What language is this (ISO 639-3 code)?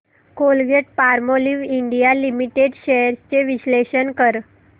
mar